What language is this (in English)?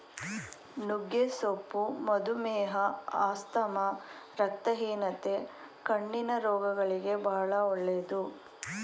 Kannada